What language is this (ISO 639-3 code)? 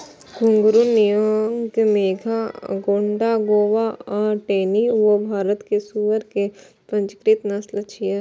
mai